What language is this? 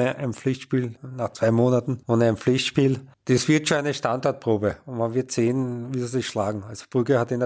German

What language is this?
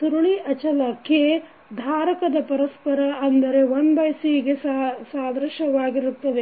Kannada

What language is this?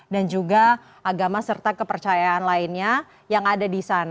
Indonesian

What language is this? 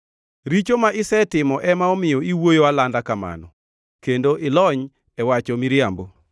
Luo (Kenya and Tanzania)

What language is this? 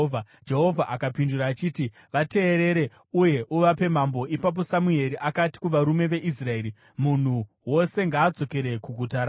Shona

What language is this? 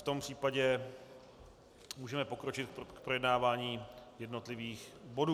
Czech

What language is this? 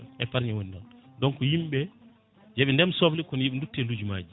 Fula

